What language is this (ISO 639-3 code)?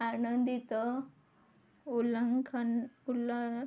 ori